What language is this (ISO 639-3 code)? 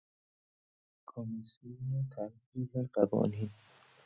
fas